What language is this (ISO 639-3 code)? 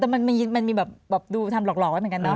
tha